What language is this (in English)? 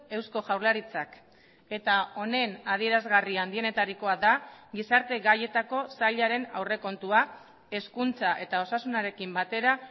Basque